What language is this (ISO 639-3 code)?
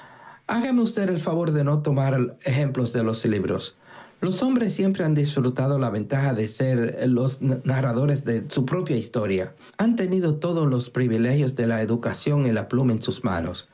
spa